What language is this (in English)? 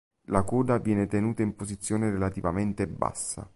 Italian